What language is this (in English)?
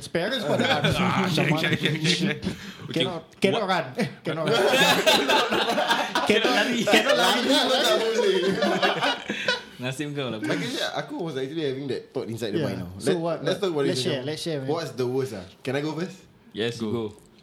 Malay